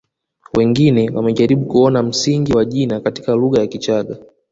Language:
Swahili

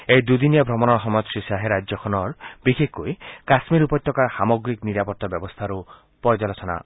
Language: Assamese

